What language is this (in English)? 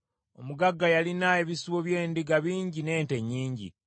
Ganda